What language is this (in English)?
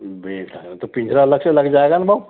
Hindi